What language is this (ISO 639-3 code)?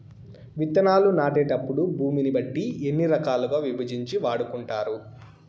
tel